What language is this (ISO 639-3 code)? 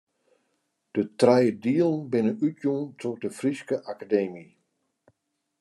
fry